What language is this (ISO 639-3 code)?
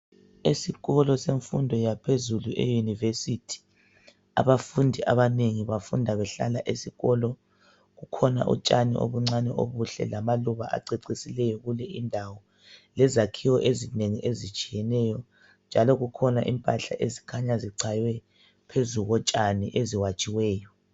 nde